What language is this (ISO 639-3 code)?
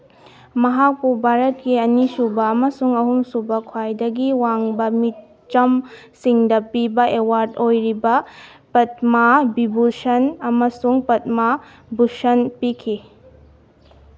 mni